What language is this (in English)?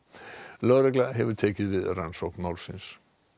Icelandic